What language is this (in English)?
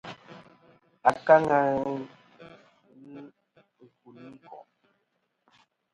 Kom